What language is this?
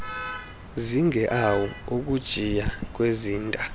Xhosa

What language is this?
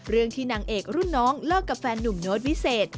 Thai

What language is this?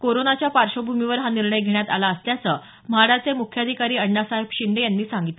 Marathi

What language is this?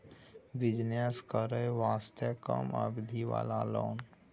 Maithili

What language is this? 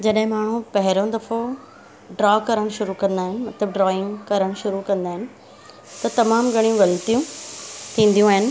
Sindhi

